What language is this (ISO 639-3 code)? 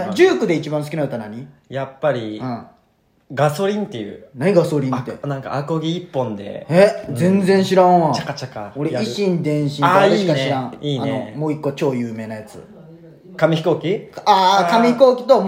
jpn